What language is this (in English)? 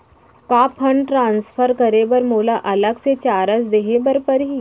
Chhattisgarhi